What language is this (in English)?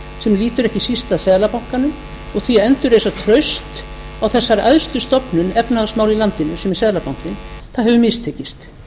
Icelandic